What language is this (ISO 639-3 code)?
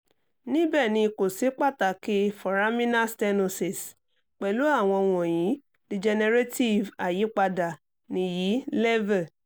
yor